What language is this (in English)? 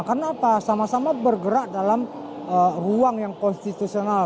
Indonesian